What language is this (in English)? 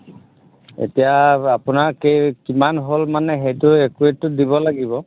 Assamese